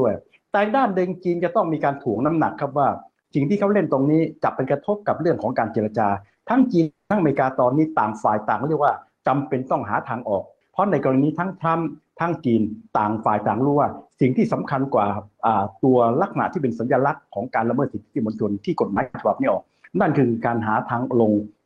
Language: Thai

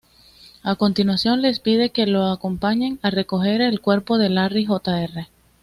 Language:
Spanish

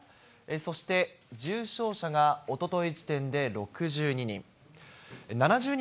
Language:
Japanese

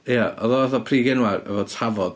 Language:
Welsh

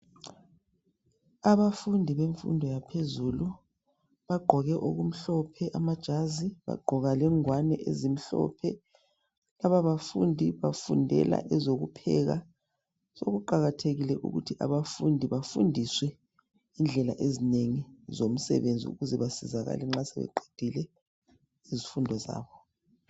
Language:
North Ndebele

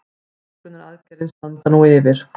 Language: Icelandic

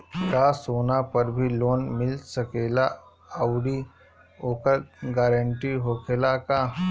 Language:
Bhojpuri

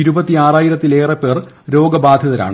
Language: Malayalam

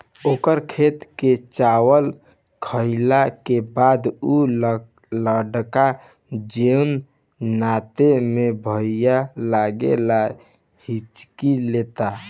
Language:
Bhojpuri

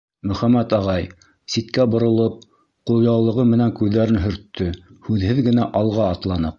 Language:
Bashkir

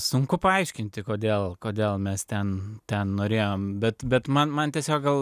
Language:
Lithuanian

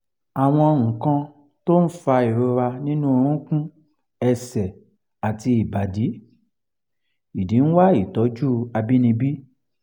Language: Yoruba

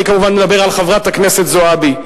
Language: Hebrew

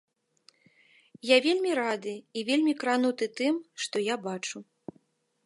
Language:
Belarusian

